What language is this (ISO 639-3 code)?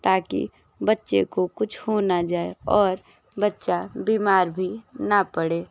hin